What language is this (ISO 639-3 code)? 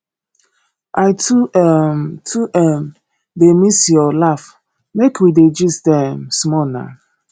pcm